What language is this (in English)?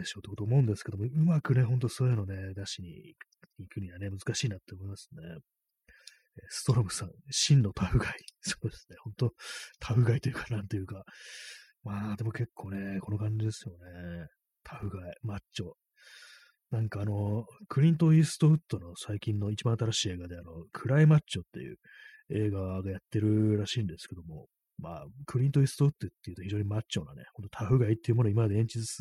Japanese